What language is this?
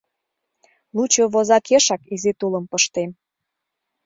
Mari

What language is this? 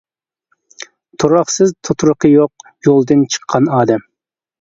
Uyghur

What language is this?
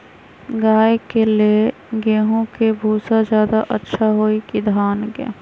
Magahi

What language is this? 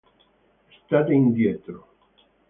Italian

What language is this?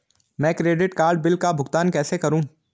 Hindi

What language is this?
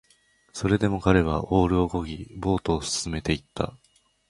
Japanese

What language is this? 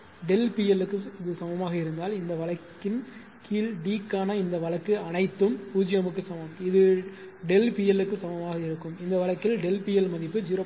Tamil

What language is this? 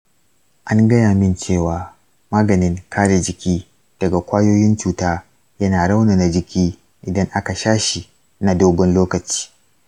Hausa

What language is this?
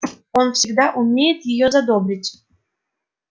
Russian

